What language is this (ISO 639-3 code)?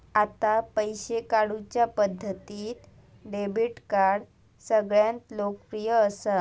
mar